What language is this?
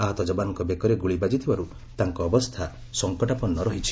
Odia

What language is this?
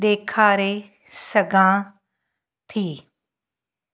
Sindhi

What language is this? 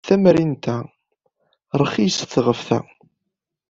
Kabyle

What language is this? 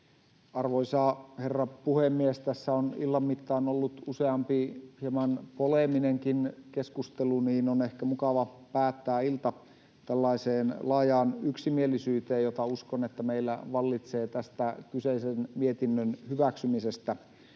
Finnish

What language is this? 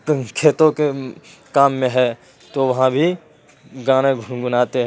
Urdu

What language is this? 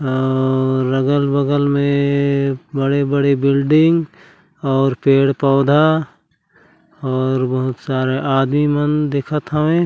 Chhattisgarhi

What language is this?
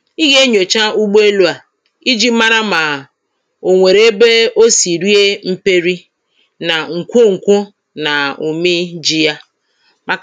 Igbo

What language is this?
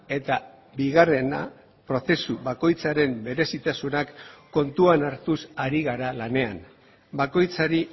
Basque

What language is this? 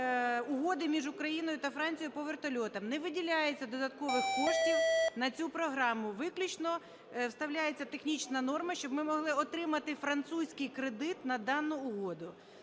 Ukrainian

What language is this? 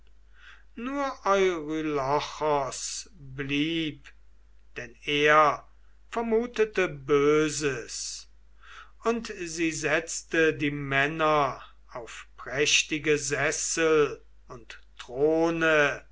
German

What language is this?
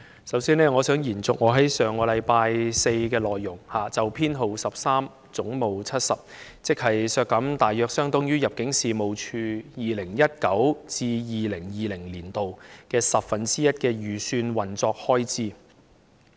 Cantonese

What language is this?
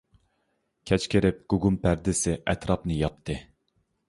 Uyghur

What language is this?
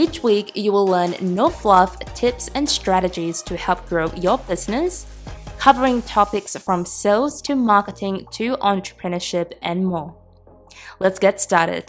English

